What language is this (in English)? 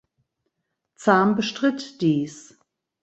German